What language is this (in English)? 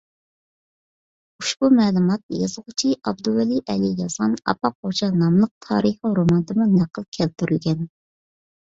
Uyghur